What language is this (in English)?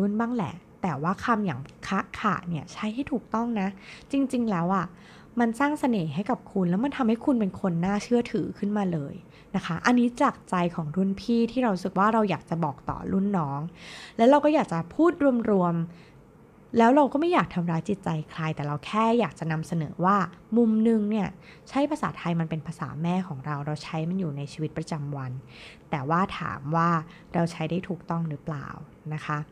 Thai